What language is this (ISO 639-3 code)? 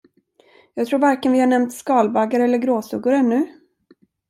swe